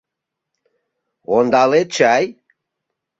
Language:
Mari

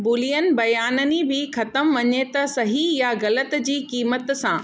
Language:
Sindhi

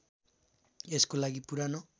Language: Nepali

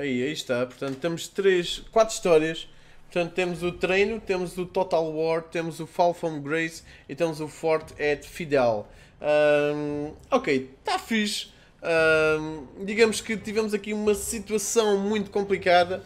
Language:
Portuguese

